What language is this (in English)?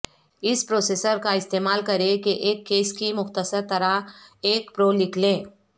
Urdu